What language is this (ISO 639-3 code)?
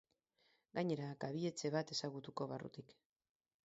eus